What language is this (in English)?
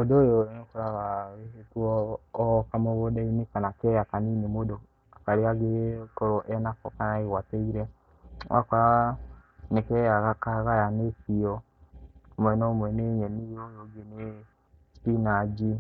Kikuyu